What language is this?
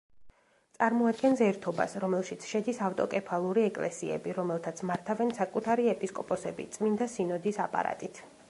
Georgian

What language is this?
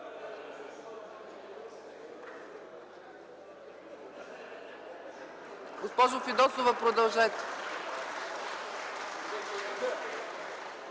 Bulgarian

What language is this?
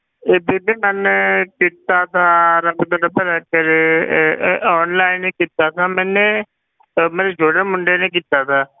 Punjabi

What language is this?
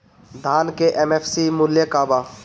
Bhojpuri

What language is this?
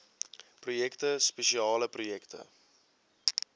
Afrikaans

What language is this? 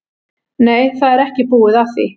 Icelandic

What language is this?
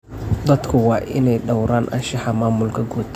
Somali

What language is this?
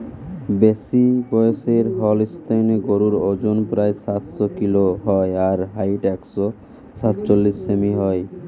Bangla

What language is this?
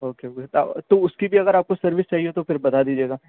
Urdu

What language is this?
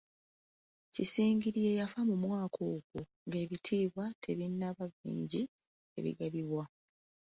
Ganda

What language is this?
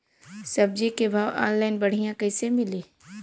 Bhojpuri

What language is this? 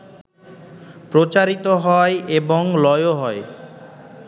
Bangla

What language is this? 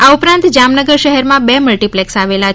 Gujarati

